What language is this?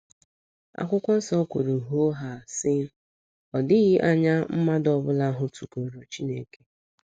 Igbo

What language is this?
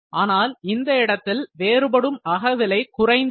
Tamil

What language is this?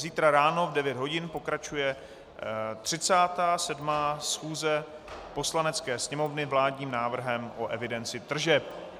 Czech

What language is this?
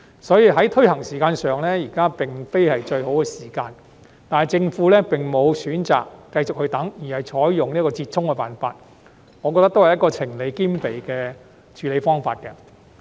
Cantonese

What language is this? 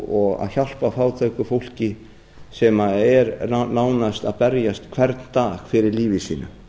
Icelandic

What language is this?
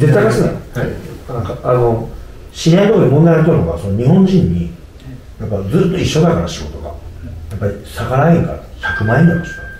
Japanese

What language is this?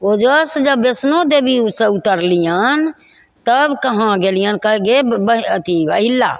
Maithili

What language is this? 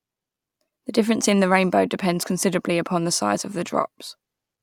English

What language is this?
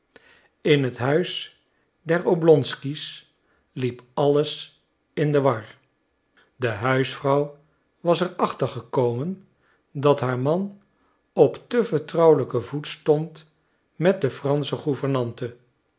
Dutch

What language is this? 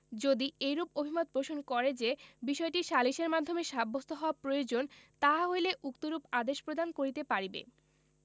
Bangla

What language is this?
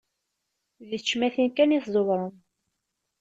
Kabyle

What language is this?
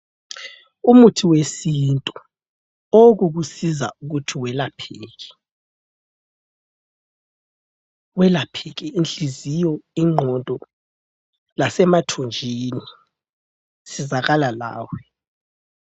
North Ndebele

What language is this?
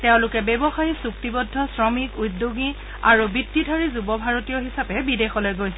Assamese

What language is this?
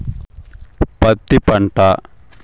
Telugu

